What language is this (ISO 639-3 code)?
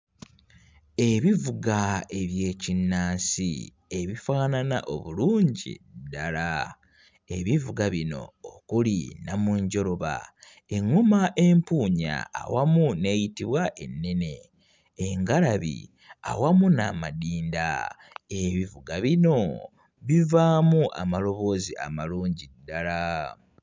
lug